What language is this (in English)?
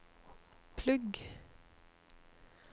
Norwegian